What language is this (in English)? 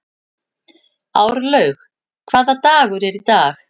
Icelandic